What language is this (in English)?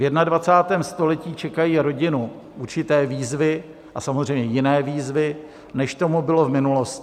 Czech